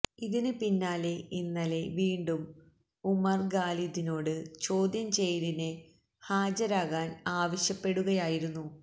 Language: Malayalam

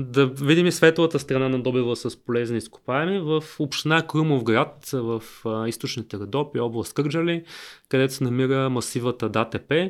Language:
Bulgarian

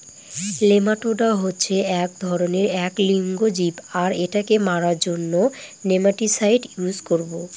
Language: Bangla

